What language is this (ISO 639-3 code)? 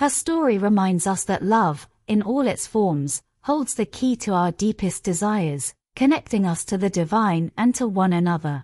eng